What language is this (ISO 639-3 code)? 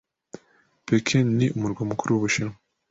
kin